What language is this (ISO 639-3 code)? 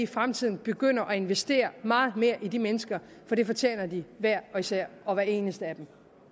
dan